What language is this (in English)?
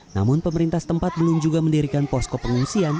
Indonesian